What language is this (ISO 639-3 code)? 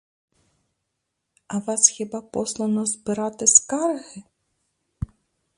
ukr